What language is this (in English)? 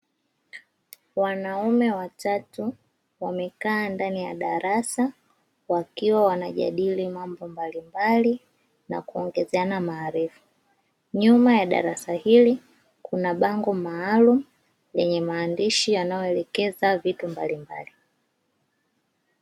Swahili